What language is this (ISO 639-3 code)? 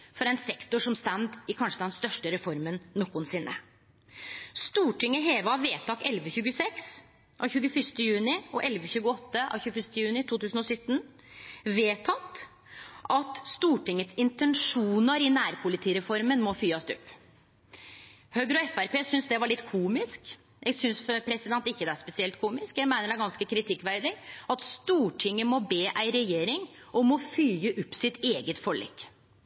nno